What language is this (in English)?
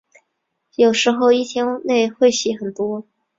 Chinese